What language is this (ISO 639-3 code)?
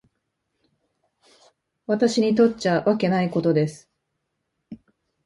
jpn